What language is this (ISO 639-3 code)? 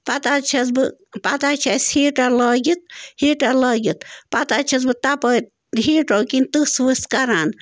kas